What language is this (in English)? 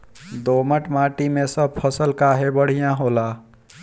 Bhojpuri